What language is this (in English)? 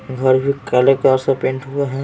Hindi